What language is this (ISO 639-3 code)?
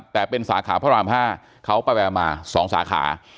tha